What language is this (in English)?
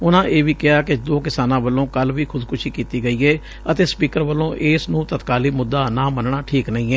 Punjabi